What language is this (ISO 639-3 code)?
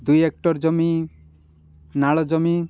ori